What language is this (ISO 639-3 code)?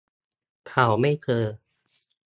tha